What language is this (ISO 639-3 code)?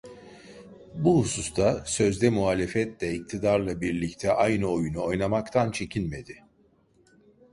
tur